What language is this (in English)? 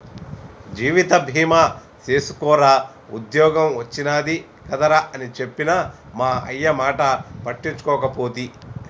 Telugu